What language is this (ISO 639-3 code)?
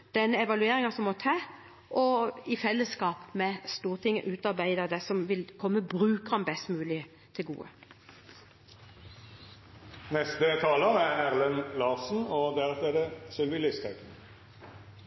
nob